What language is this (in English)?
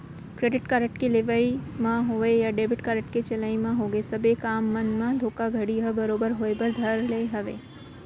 Chhattisgarhi